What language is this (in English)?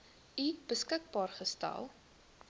Afrikaans